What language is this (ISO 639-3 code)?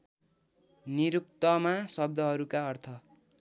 nep